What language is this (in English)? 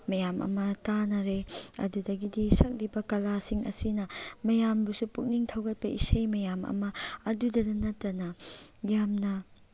Manipuri